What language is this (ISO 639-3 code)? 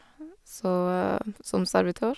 nor